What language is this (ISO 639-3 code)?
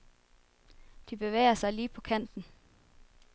dan